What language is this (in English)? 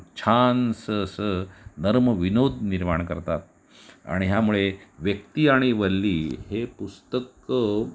Marathi